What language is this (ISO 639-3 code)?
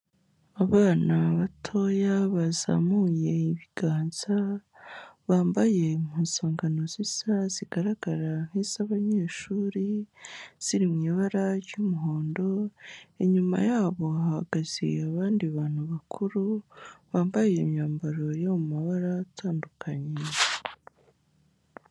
kin